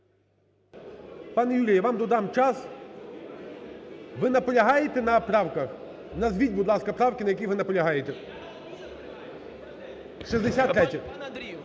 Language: Ukrainian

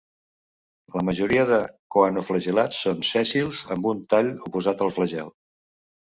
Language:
Catalan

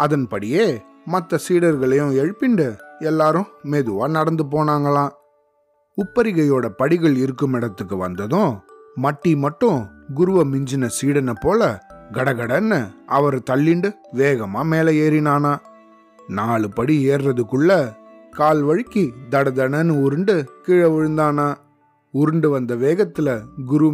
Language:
Tamil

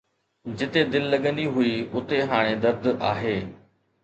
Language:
Sindhi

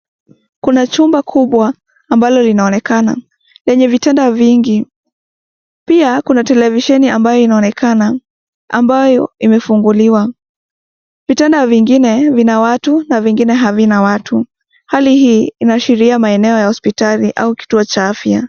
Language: Swahili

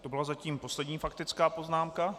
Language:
Czech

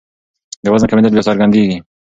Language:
Pashto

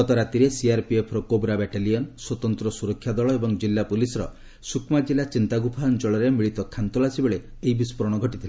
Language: Odia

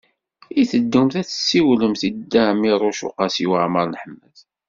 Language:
Kabyle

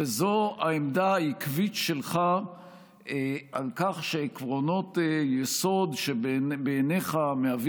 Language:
Hebrew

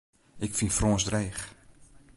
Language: Western Frisian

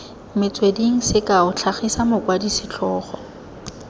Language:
Tswana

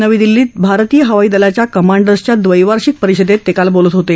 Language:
Marathi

